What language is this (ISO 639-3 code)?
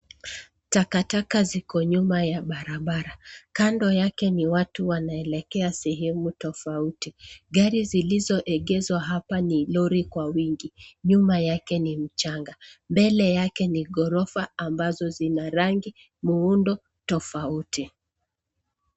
swa